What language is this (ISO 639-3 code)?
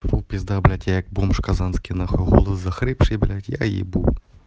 rus